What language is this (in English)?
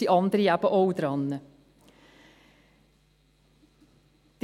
Swiss German